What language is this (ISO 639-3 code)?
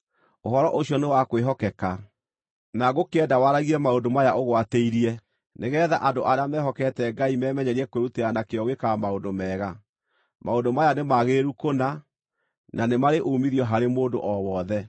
kik